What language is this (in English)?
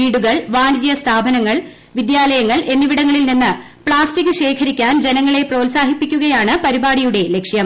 Malayalam